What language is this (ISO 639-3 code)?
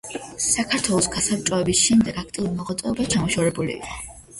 kat